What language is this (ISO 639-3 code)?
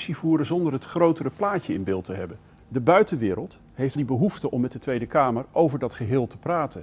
nld